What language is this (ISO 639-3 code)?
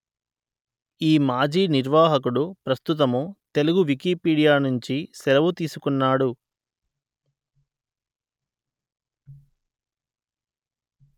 tel